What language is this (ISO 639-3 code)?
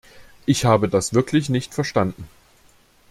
deu